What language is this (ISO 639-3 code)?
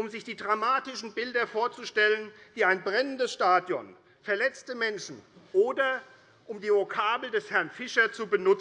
deu